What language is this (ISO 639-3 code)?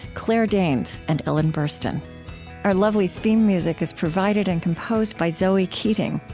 eng